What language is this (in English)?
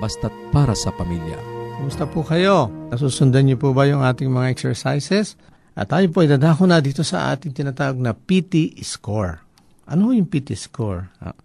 Filipino